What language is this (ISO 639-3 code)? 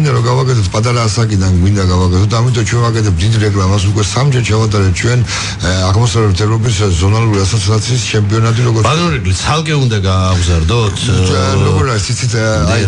ron